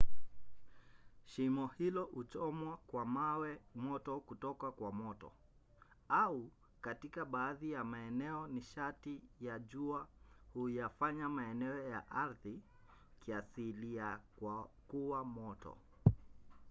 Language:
Swahili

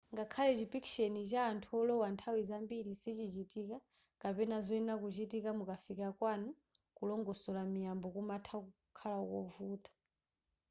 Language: Nyanja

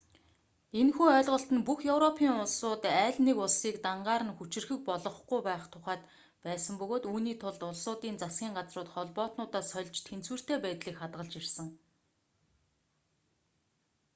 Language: Mongolian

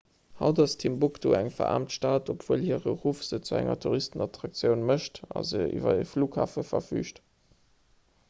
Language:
Luxembourgish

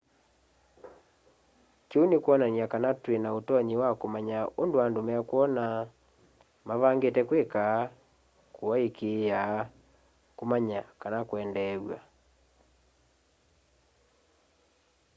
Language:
Kamba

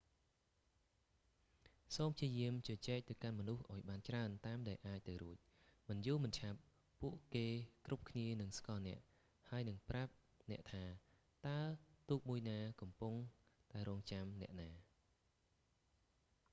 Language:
Khmer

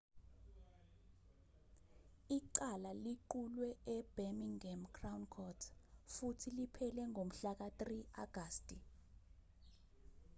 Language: Zulu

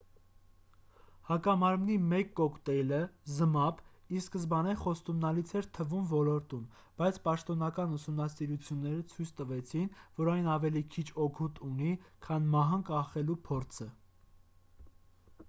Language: Armenian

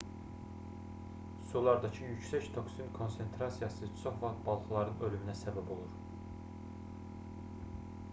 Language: Azerbaijani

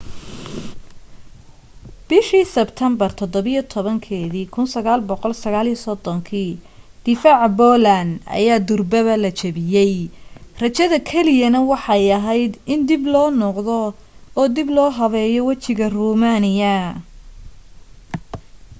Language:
Somali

